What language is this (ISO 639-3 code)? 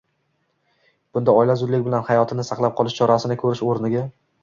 uzb